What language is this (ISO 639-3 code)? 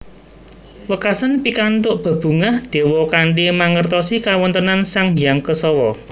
jav